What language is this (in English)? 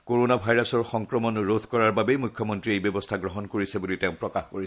Assamese